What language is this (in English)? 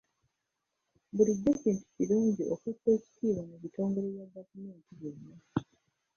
Ganda